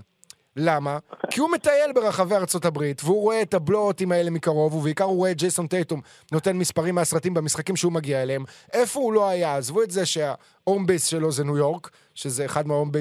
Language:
Hebrew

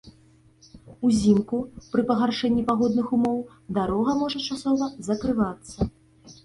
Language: Belarusian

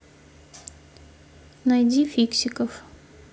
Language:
Russian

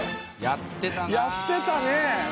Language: Japanese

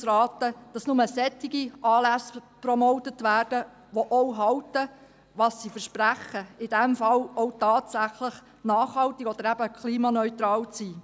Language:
Swiss German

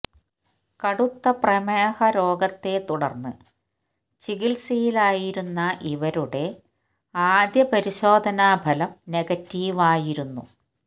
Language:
Malayalam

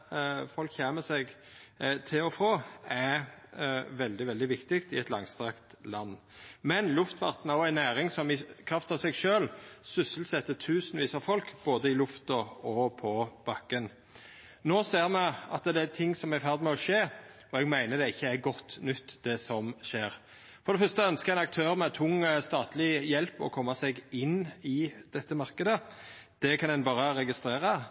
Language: Norwegian Nynorsk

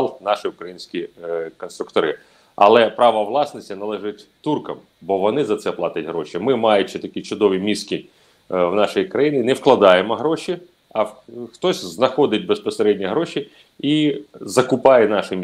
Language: Ukrainian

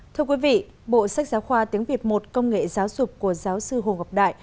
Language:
Vietnamese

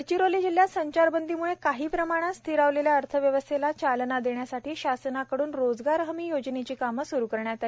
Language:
Marathi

